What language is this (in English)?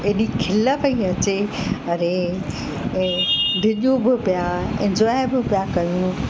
Sindhi